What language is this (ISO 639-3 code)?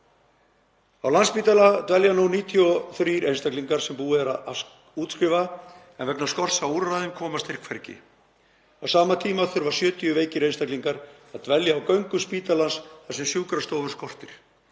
isl